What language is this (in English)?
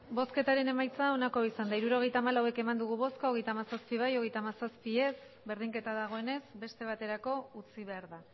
Basque